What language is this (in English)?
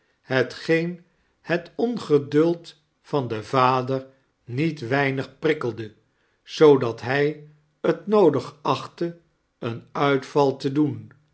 Dutch